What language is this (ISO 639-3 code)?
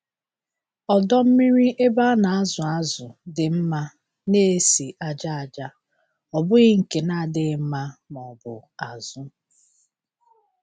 ibo